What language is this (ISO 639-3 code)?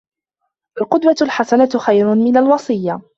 ara